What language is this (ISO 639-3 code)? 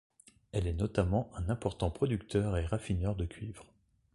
fra